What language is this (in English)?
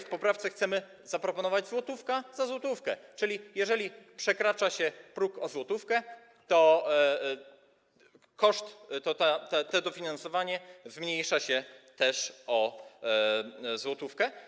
Polish